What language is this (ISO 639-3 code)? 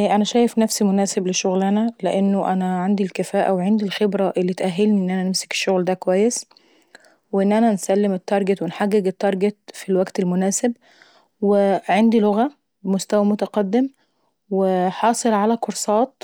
aec